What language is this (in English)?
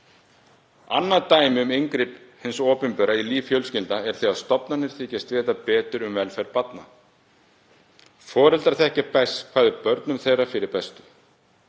Icelandic